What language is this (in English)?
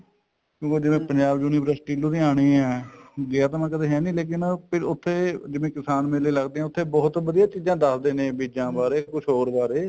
Punjabi